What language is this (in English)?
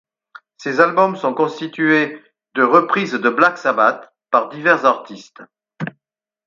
French